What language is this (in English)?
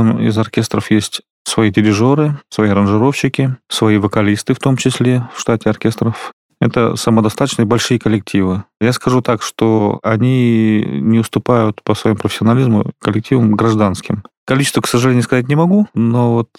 Russian